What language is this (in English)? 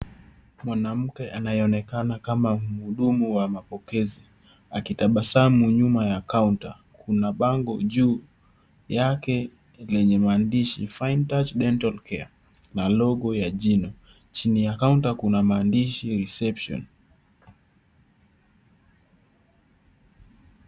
Swahili